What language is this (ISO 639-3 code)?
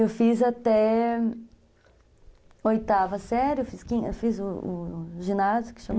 por